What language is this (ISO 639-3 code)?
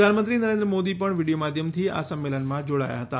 guj